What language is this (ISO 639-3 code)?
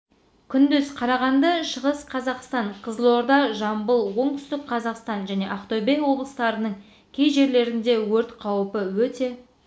kaz